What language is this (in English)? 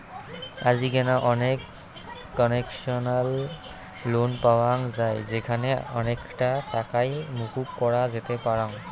Bangla